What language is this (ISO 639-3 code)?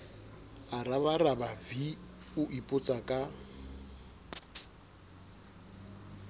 sot